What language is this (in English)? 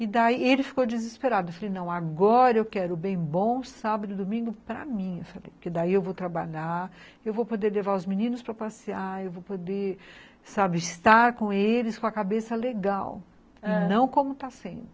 Portuguese